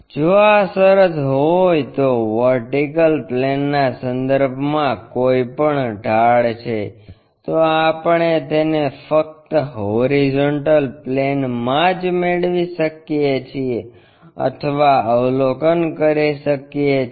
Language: Gujarati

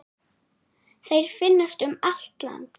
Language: Icelandic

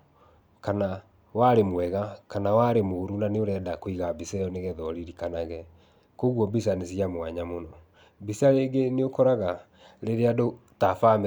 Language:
Kikuyu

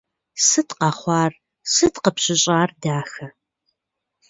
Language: Kabardian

